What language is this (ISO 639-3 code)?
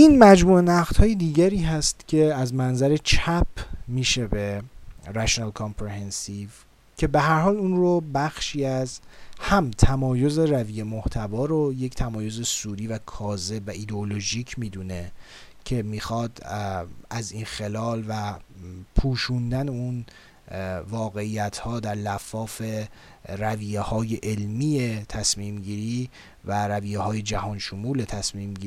fas